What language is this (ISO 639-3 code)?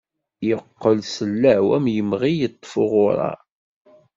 kab